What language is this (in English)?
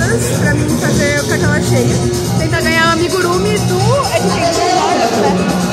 Portuguese